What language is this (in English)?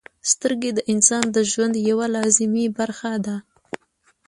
Pashto